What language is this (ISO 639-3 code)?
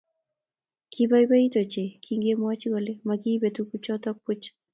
kln